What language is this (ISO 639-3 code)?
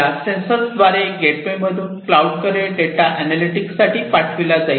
mar